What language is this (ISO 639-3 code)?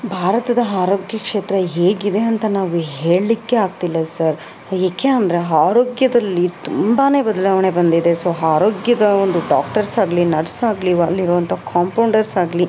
kan